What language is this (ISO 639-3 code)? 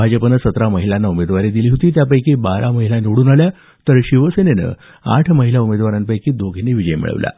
mar